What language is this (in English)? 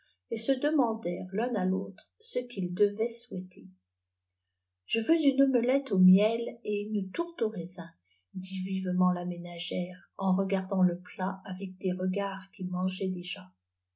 French